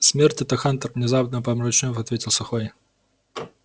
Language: Russian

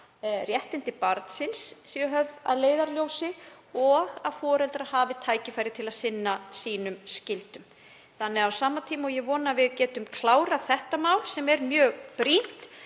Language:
Icelandic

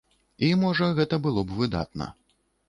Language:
Belarusian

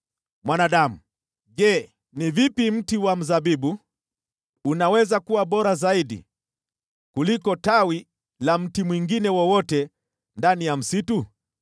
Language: Swahili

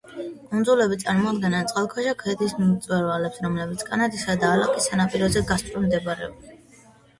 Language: Georgian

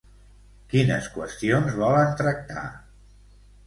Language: Catalan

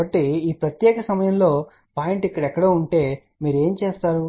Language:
Telugu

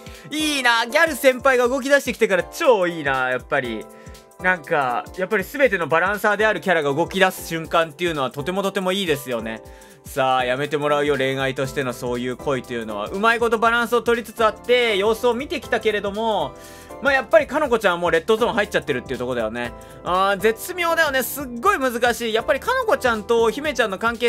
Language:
Japanese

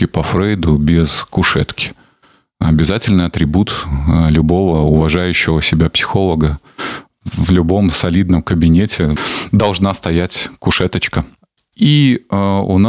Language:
Russian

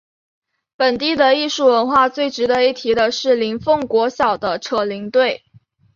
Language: Chinese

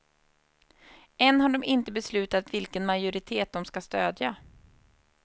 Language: Swedish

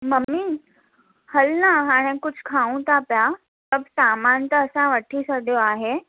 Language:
Sindhi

